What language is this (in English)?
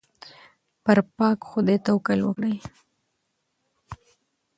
Pashto